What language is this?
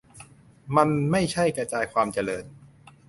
Thai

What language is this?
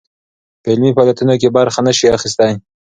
Pashto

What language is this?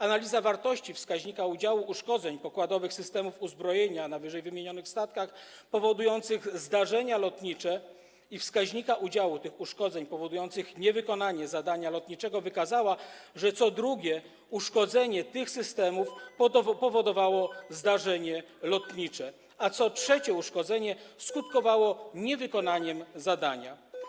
Polish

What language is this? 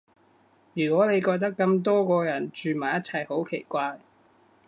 Cantonese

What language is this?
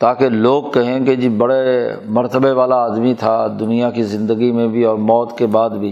Urdu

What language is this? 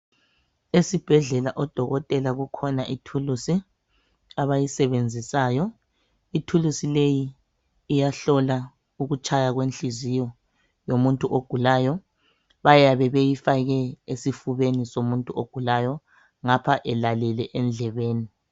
North Ndebele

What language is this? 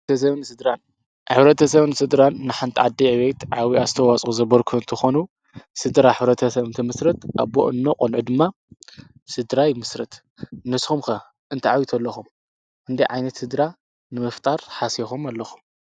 Tigrinya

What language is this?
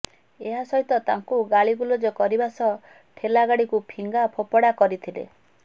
Odia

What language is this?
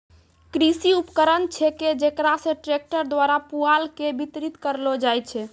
Maithili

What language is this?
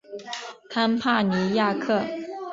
Chinese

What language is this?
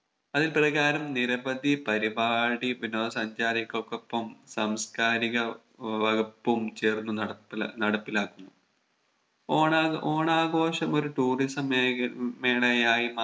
Malayalam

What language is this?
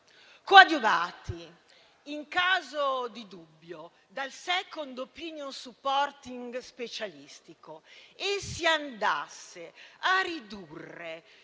Italian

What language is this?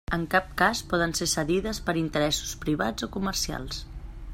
Catalan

